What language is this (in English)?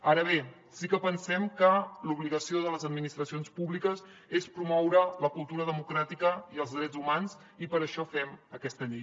Catalan